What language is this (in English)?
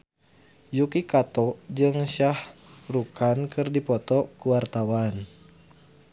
Sundanese